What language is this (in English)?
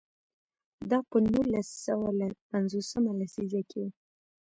Pashto